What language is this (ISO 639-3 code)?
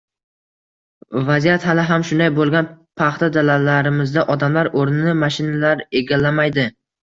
uzb